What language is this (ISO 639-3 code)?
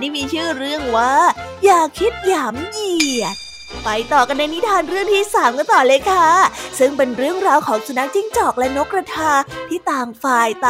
tha